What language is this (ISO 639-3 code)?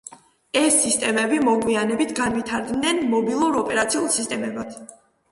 kat